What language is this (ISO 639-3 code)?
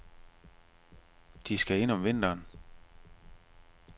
dan